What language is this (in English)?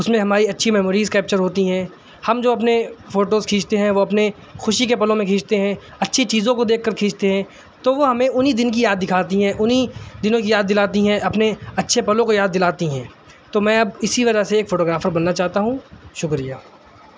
Urdu